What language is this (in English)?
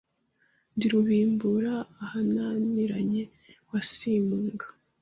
Kinyarwanda